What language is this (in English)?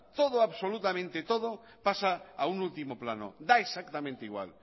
Spanish